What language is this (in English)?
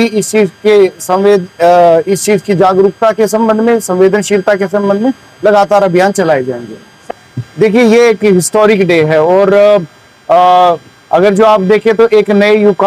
Hindi